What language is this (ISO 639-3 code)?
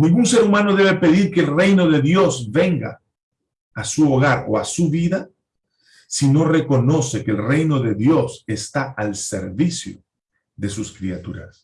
spa